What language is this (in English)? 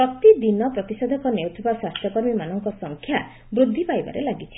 Odia